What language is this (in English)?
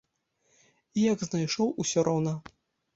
Belarusian